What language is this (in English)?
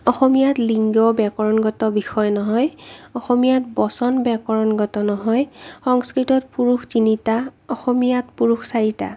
Assamese